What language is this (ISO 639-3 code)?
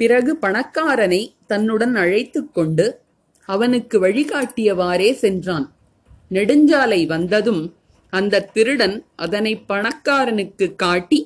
tam